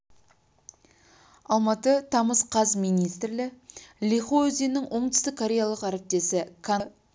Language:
Kazakh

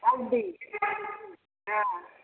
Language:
Maithili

